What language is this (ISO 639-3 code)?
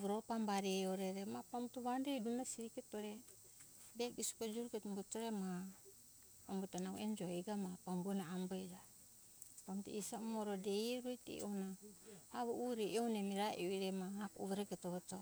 hkk